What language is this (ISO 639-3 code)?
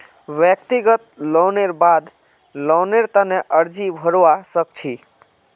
mag